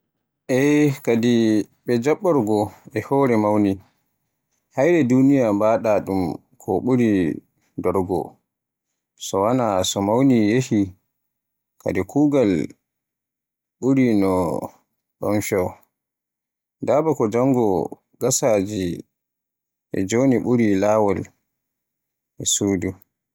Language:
Borgu Fulfulde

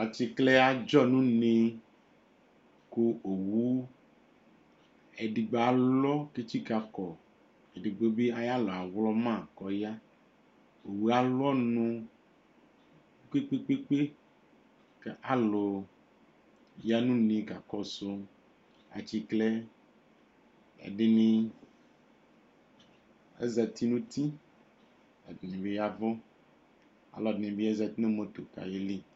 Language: Ikposo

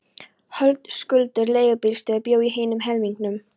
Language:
Icelandic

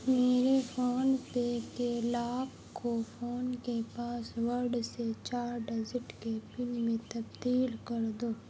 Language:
Urdu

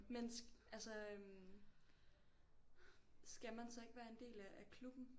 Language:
Danish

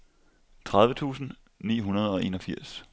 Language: Danish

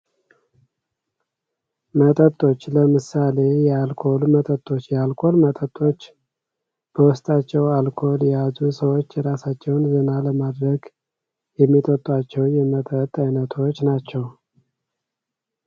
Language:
Amharic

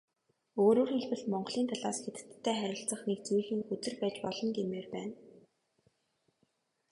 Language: Mongolian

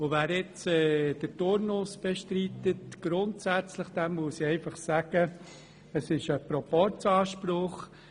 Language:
Swiss German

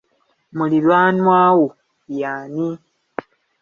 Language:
Ganda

